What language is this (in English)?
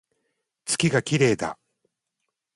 Japanese